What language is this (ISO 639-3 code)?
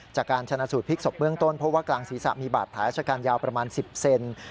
tha